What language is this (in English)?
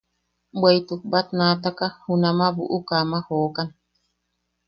Yaqui